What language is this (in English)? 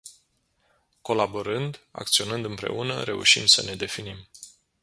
Romanian